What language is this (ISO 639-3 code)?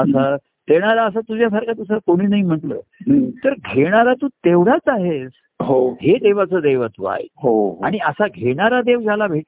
mar